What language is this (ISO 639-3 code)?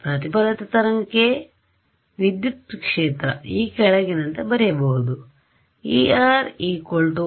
kan